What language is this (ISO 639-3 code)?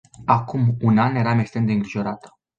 ron